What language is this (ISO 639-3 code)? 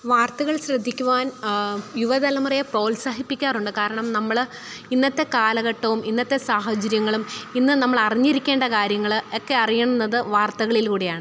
mal